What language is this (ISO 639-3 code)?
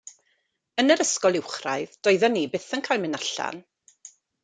cym